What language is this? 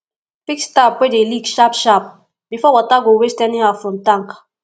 Nigerian Pidgin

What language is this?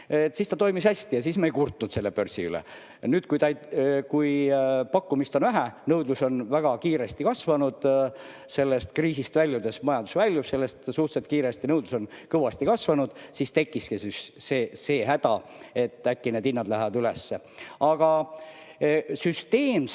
Estonian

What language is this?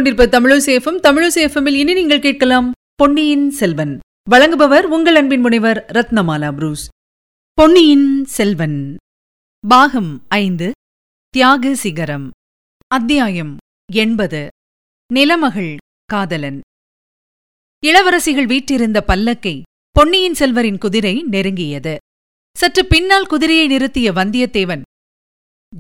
Tamil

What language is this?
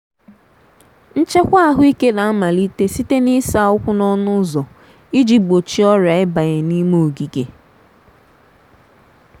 Igbo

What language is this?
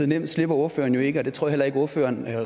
Danish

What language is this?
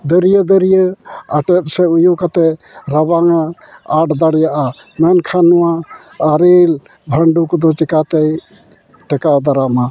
Santali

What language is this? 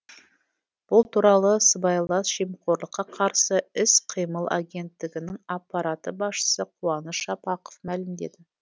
Kazakh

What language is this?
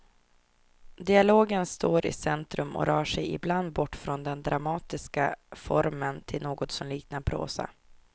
Swedish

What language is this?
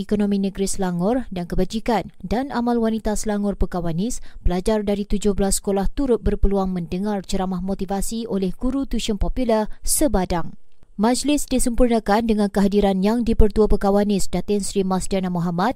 Malay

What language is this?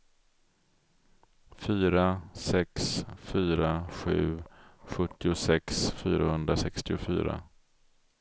Swedish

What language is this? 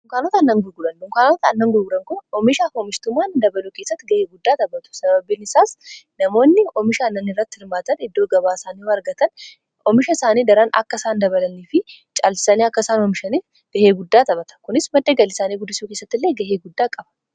Oromo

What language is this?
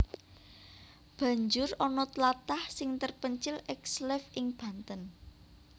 Javanese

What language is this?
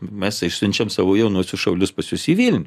Lithuanian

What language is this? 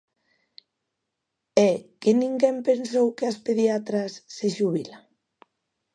Galician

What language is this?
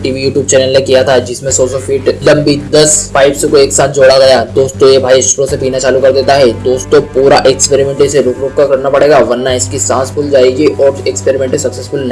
Hindi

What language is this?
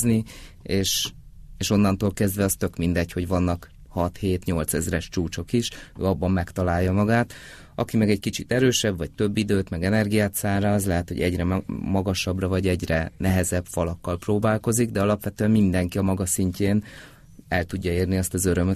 Hungarian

